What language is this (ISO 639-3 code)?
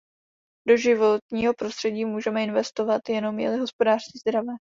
ces